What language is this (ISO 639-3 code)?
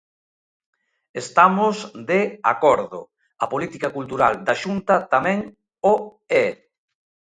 glg